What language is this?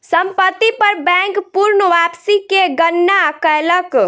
Maithili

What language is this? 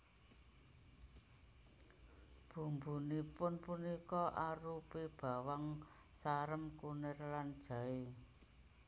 Javanese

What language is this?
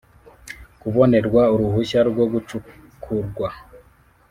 Kinyarwanda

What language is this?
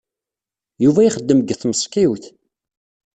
Kabyle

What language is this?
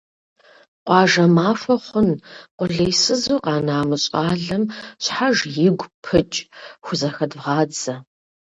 Kabardian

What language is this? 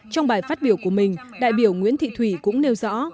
Vietnamese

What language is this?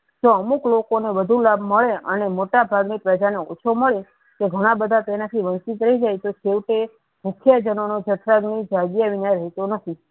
Gujarati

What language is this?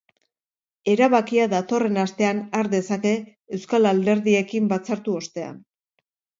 Basque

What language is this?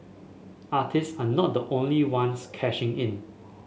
English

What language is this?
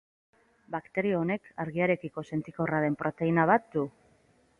Basque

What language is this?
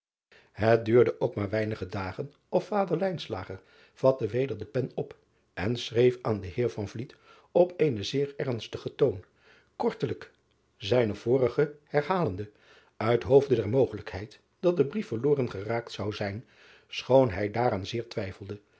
Dutch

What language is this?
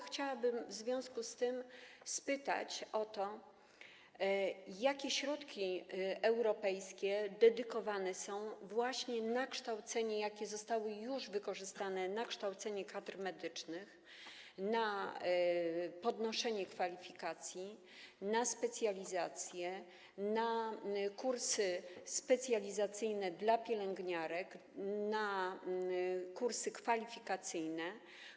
Polish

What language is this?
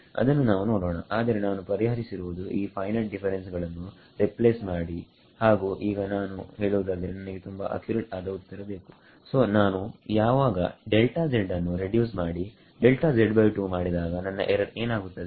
Kannada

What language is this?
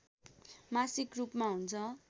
Nepali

